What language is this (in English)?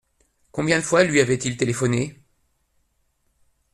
French